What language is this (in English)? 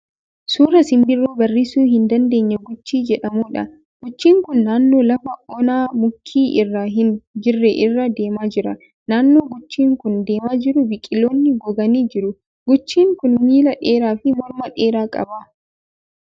Oromo